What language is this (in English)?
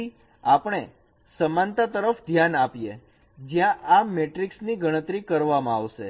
Gujarati